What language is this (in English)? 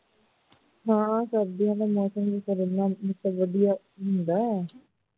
Punjabi